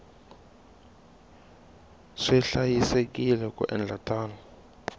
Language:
Tsonga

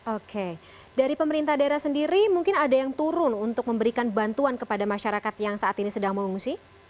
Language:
Indonesian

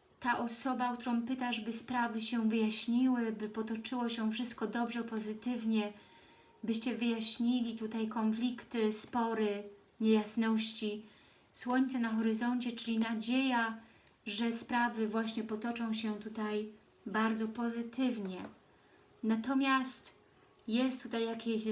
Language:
Polish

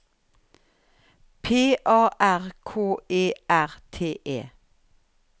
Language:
Norwegian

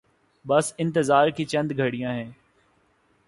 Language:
Urdu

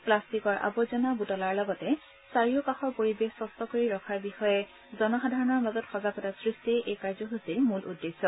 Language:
Assamese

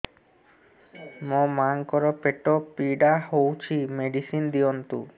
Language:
Odia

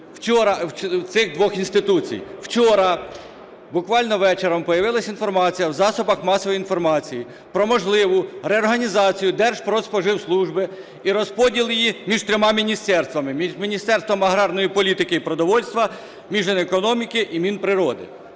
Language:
Ukrainian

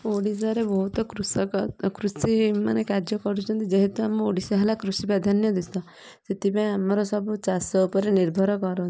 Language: Odia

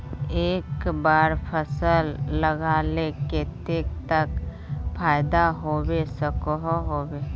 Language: Magahi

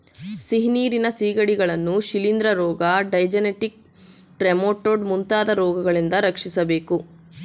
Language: Kannada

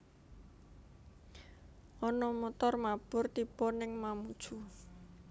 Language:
Javanese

